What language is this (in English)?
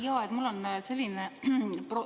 Estonian